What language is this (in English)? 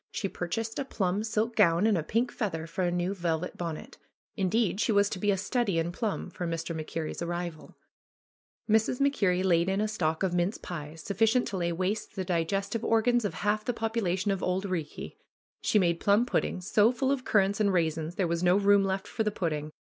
English